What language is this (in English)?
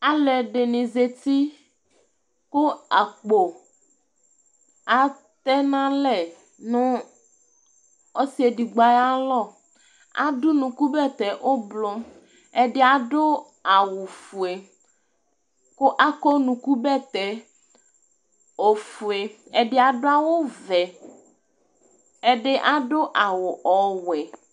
Ikposo